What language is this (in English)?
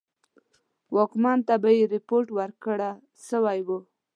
Pashto